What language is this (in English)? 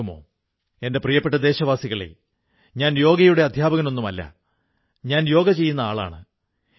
Malayalam